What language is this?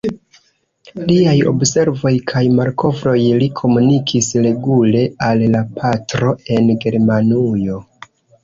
Esperanto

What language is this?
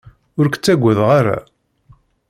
Kabyle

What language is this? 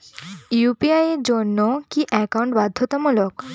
Bangla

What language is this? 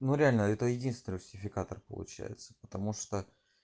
Russian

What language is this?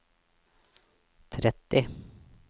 Norwegian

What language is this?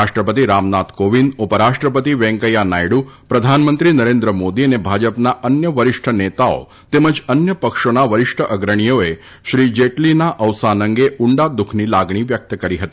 Gujarati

